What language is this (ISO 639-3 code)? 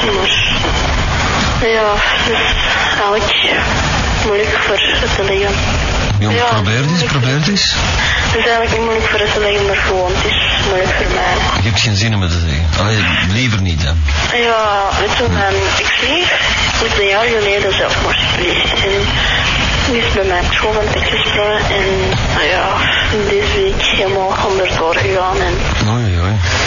nld